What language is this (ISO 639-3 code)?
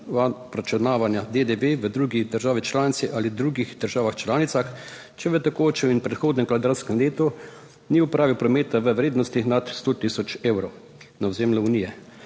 slv